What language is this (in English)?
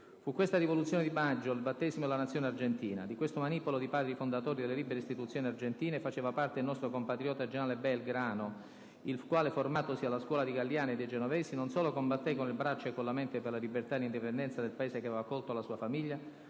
Italian